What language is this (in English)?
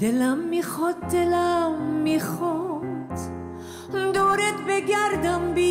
Persian